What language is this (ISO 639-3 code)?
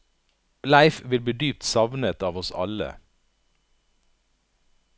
nor